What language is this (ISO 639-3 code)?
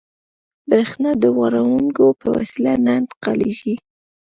pus